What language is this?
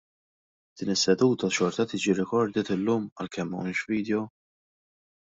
Maltese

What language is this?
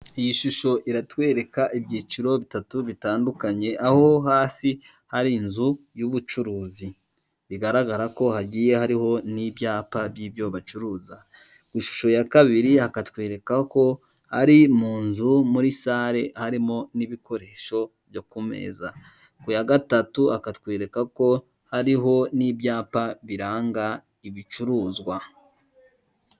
Kinyarwanda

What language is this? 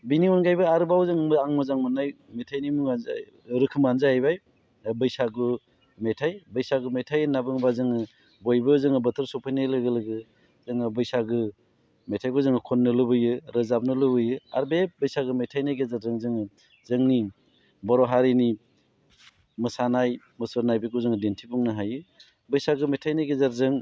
Bodo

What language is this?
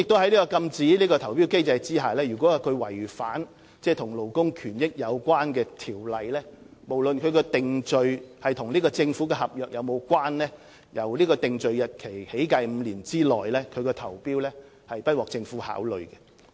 Cantonese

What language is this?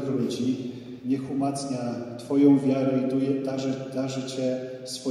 Polish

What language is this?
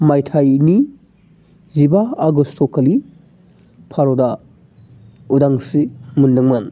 Bodo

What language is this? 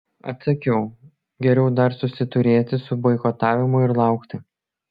Lithuanian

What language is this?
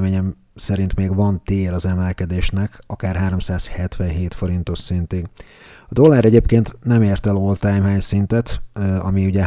Hungarian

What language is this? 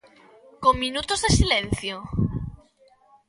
Galician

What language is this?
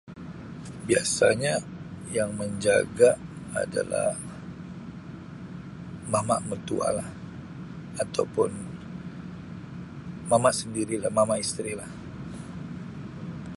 Sabah Malay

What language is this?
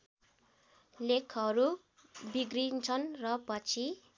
Nepali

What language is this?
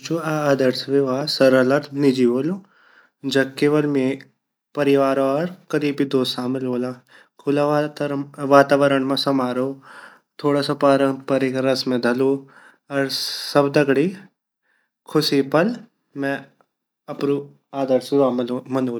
Garhwali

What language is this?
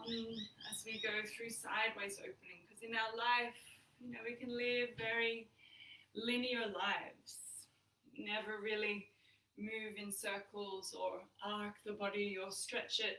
English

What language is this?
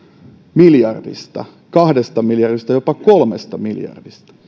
Finnish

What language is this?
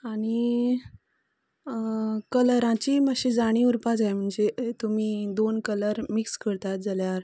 Konkani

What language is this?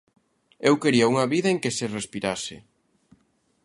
Galician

